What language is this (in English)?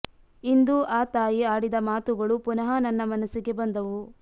Kannada